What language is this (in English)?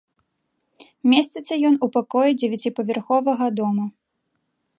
Belarusian